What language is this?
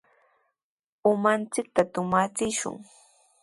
Sihuas Ancash Quechua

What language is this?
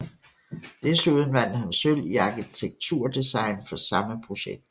Danish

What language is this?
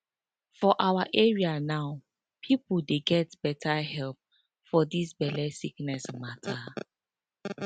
Nigerian Pidgin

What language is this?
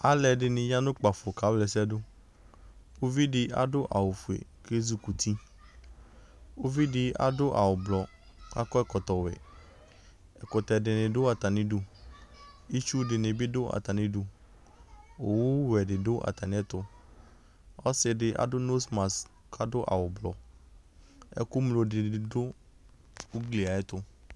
Ikposo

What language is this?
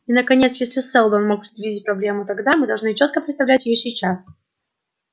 Russian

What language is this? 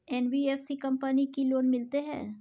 Maithili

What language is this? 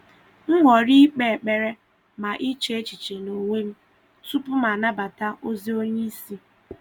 Igbo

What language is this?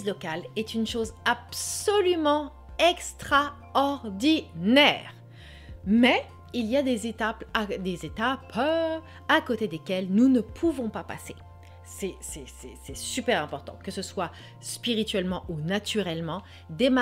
French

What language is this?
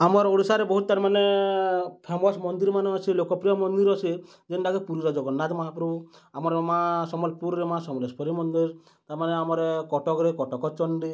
Odia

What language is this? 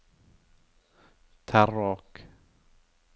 Norwegian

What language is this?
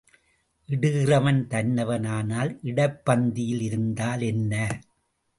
Tamil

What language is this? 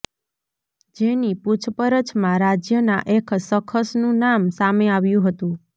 Gujarati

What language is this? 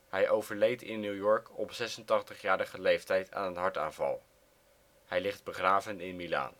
Dutch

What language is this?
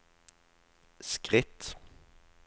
Norwegian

